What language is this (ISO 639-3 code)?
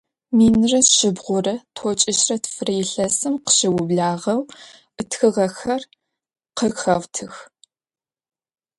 ady